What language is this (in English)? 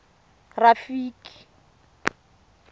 Tswana